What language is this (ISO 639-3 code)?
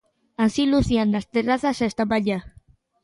glg